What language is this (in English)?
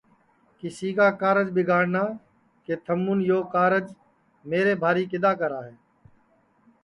Sansi